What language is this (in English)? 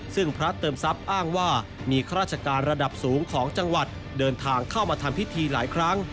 Thai